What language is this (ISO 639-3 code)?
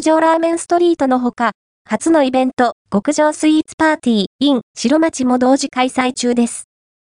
jpn